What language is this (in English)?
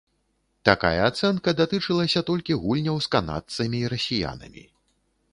Belarusian